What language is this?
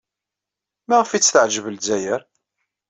Kabyle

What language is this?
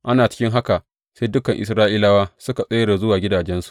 Hausa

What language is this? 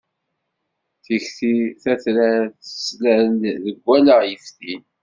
Kabyle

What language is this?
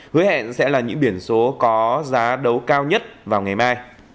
Vietnamese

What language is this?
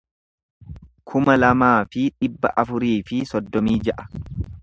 Oromo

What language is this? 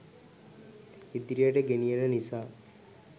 Sinhala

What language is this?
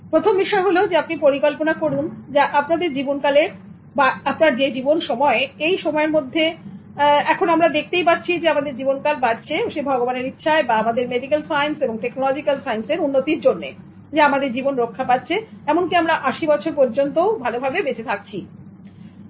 Bangla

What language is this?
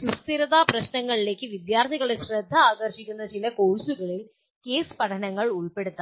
Malayalam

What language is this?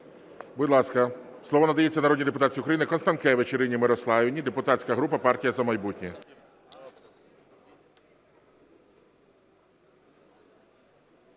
Ukrainian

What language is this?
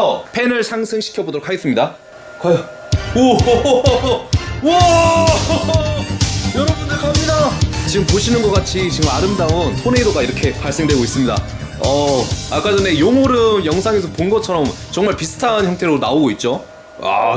Korean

